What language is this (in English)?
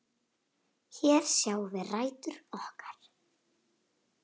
Icelandic